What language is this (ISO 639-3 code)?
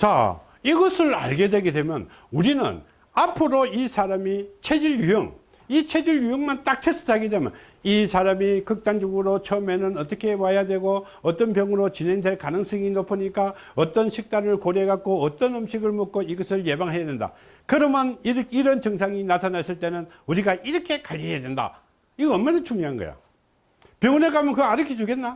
kor